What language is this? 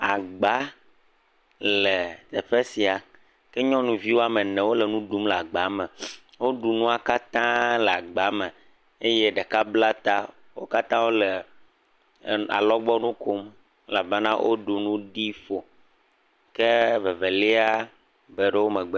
Ewe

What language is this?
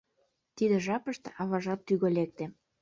Mari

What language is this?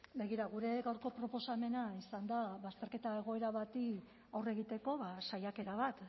Basque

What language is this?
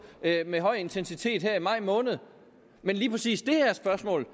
Danish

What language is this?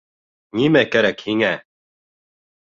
Bashkir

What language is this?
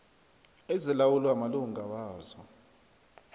South Ndebele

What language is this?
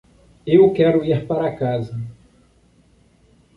Portuguese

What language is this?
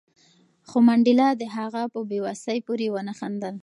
Pashto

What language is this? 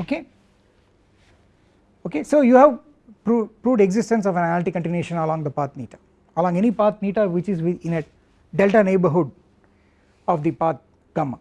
English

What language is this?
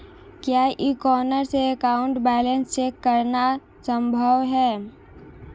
Hindi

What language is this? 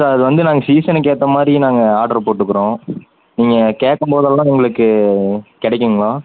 Tamil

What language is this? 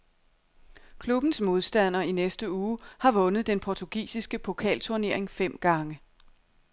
Danish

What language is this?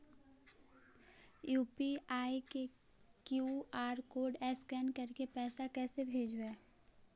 Magahi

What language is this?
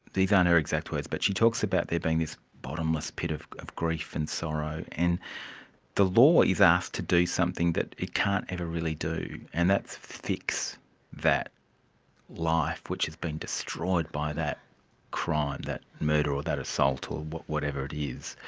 English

